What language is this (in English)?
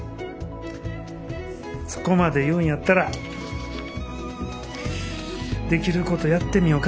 Japanese